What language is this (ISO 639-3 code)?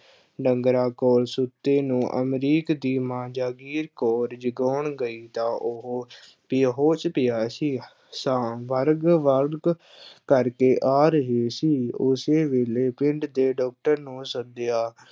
pan